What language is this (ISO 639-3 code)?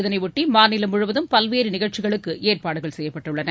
tam